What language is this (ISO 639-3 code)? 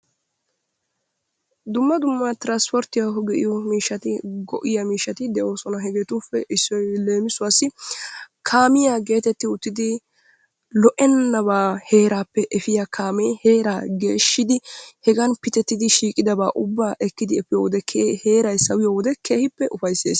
wal